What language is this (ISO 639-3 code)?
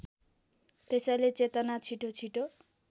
nep